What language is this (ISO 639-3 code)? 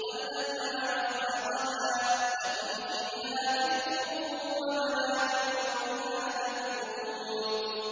ara